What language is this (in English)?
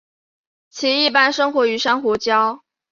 Chinese